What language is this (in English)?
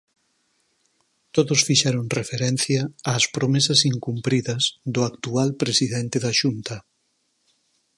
Galician